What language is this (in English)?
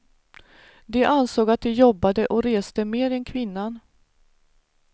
Swedish